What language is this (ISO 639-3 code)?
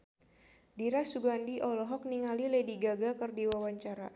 sun